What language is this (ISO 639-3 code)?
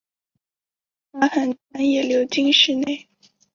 zho